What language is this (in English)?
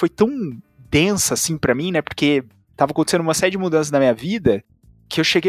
Portuguese